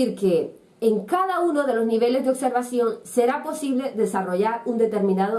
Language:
Spanish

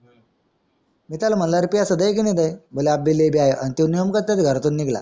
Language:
Marathi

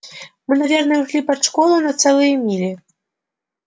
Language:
Russian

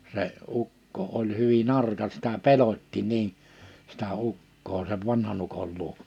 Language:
Finnish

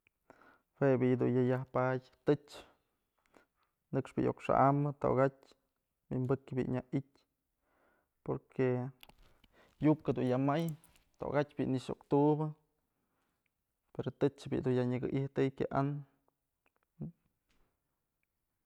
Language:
Mazatlán Mixe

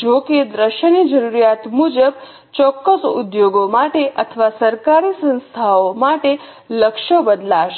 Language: Gujarati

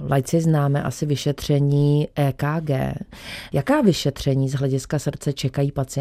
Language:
Czech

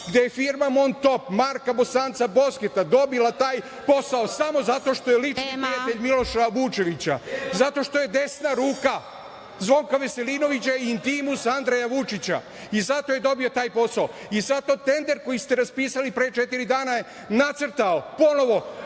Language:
Serbian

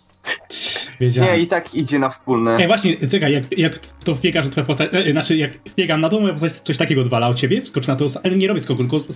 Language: Polish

